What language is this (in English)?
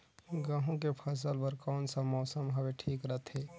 Chhattisgarhi